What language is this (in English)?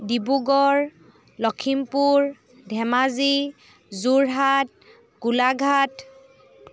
Assamese